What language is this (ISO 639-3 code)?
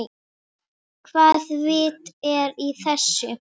isl